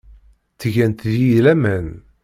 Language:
Kabyle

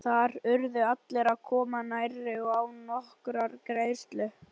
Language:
Icelandic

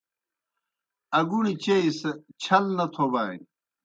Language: Kohistani Shina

